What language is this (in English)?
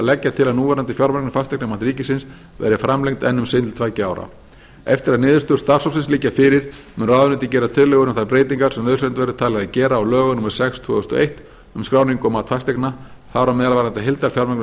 Icelandic